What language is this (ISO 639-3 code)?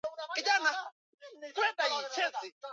swa